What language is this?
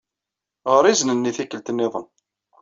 Kabyle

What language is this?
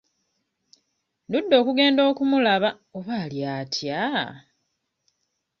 Ganda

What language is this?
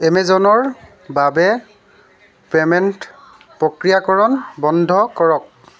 Assamese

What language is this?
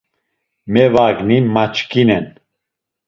Laz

